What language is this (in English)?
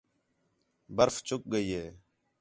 Khetrani